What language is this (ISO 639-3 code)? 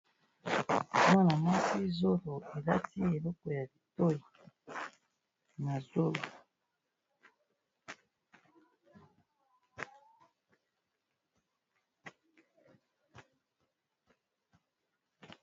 lin